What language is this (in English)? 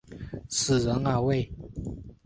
Chinese